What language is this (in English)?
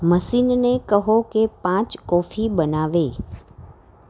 Gujarati